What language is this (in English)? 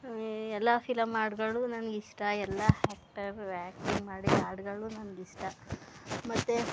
Kannada